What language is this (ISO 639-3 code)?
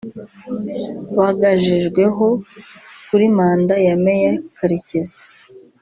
kin